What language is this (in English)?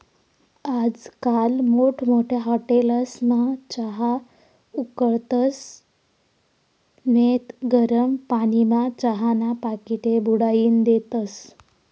Marathi